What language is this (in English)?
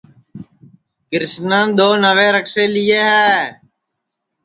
Sansi